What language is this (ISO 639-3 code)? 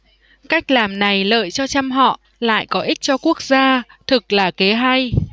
vie